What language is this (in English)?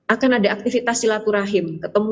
Indonesian